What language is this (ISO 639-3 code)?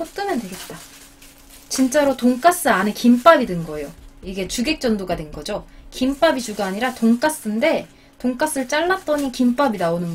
kor